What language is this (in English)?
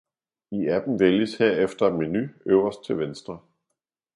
Danish